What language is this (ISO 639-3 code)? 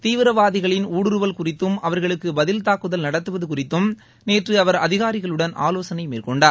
tam